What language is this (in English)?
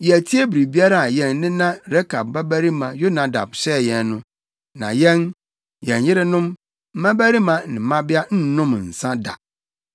Akan